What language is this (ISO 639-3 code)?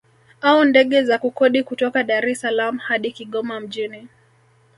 swa